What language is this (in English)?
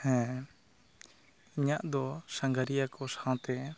Santali